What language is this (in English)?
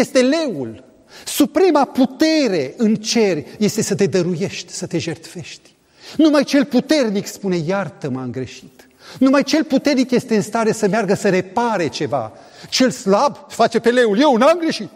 Romanian